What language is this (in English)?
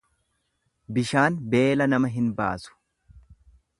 Oromo